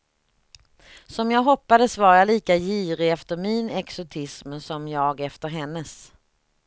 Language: Swedish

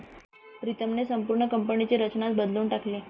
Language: Marathi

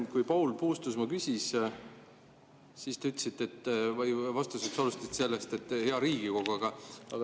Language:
Estonian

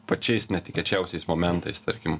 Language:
Lithuanian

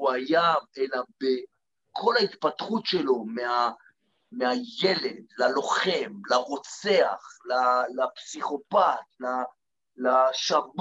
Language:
Hebrew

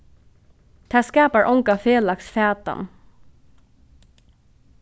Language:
Faroese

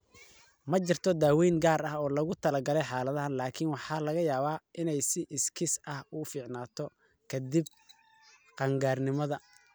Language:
Somali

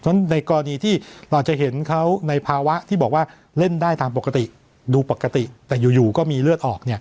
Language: Thai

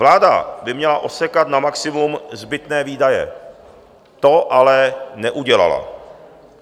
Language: Czech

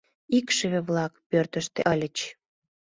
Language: Mari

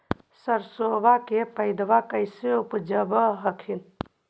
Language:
Magahi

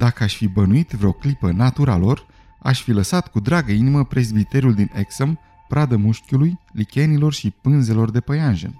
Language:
Romanian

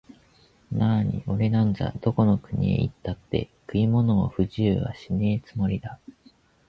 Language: Japanese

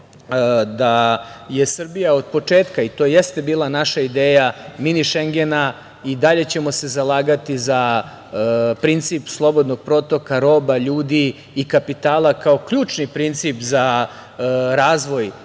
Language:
Serbian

